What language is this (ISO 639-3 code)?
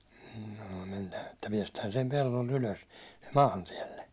fin